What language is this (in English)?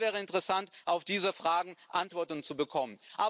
German